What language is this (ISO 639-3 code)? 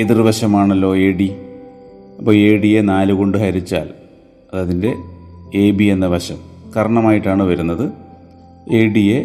mal